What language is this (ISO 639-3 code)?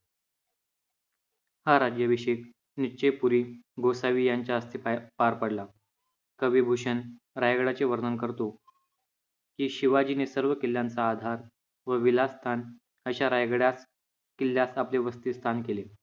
mar